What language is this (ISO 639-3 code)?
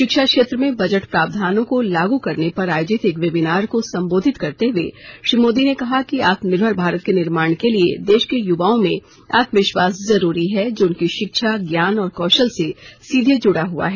hin